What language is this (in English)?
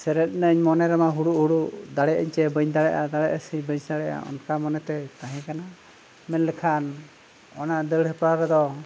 Santali